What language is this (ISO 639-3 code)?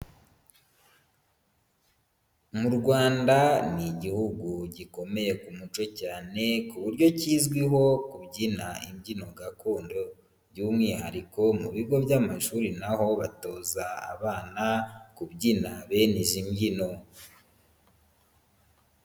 kin